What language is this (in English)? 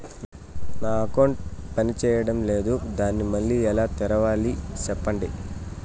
Telugu